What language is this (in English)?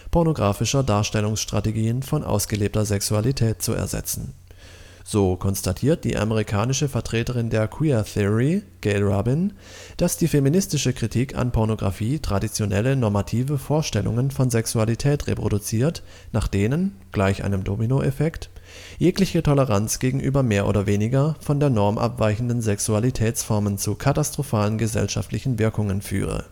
German